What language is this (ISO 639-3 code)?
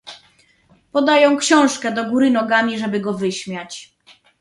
pol